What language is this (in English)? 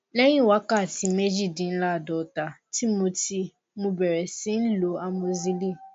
Yoruba